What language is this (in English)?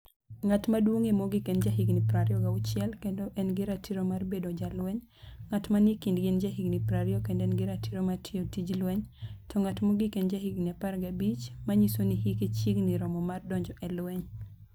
Luo (Kenya and Tanzania)